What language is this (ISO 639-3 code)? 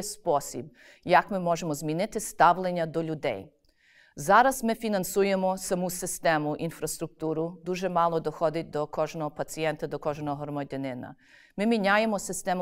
ukr